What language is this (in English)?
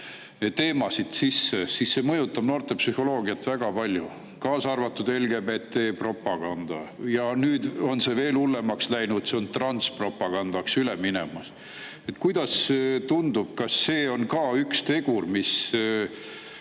Estonian